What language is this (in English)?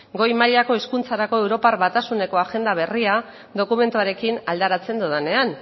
Basque